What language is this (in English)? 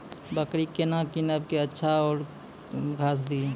Maithili